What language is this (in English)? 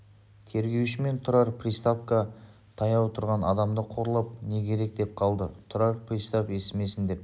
Kazakh